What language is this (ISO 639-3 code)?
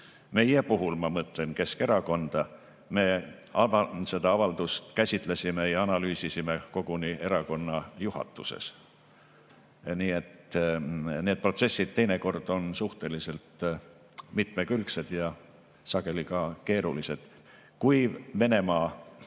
est